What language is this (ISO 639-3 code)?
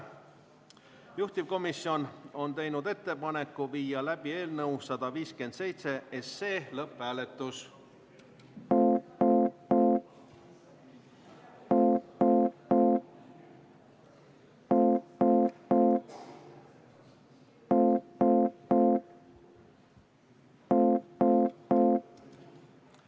est